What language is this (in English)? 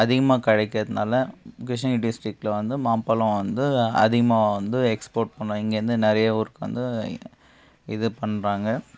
Tamil